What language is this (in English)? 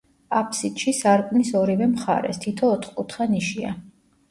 Georgian